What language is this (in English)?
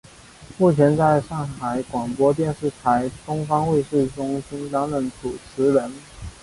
Chinese